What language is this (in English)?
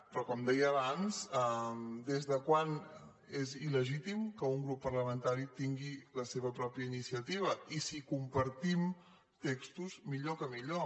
Catalan